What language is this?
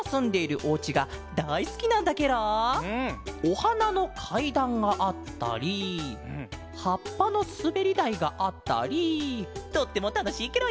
Japanese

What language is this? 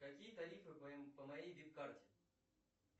Russian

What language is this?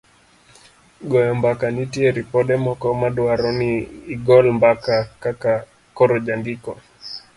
Luo (Kenya and Tanzania)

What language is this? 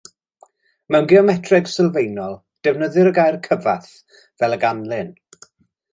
Welsh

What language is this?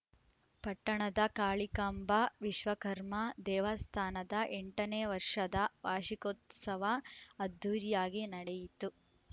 Kannada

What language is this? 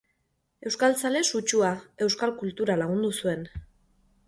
Basque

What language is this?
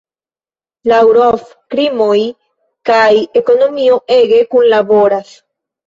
Esperanto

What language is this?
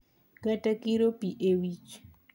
Luo (Kenya and Tanzania)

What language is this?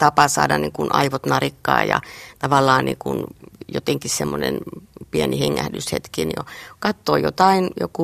Finnish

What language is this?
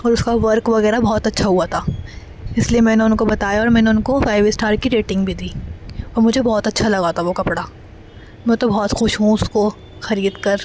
Urdu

